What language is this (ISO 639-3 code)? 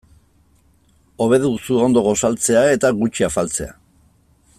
eus